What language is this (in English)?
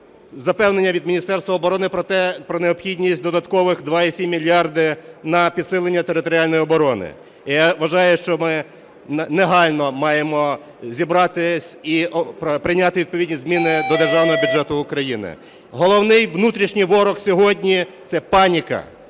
Ukrainian